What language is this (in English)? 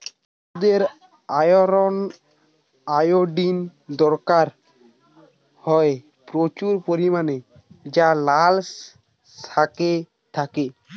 Bangla